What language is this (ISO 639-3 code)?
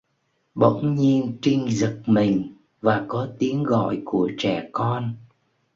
vie